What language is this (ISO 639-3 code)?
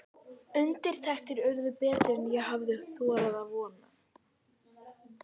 isl